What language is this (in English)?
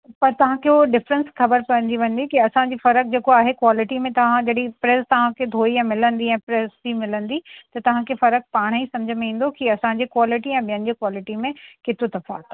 Sindhi